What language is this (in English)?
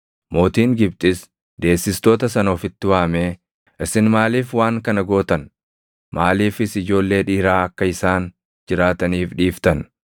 Oromo